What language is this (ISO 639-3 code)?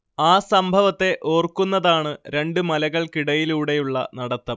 mal